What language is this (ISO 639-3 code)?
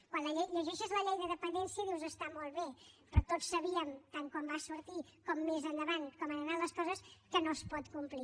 cat